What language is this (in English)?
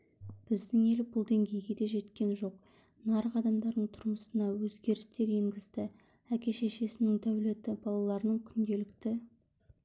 Kazakh